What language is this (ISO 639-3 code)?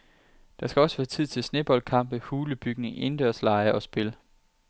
dan